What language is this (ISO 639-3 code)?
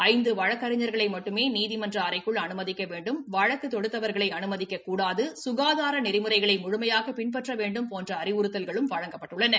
tam